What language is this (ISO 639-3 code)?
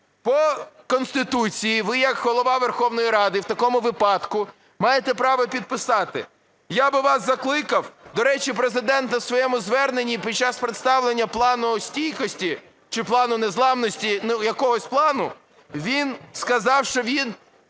ukr